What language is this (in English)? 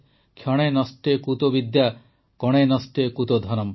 Odia